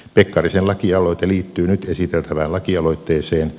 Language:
Finnish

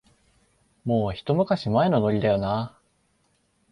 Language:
Japanese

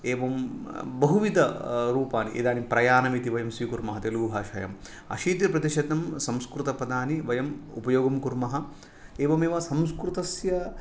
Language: Sanskrit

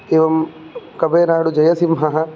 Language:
Sanskrit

